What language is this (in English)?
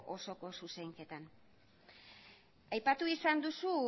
Basque